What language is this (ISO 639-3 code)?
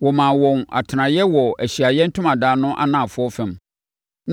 aka